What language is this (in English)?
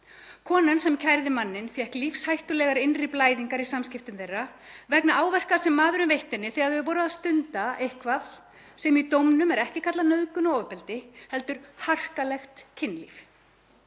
Icelandic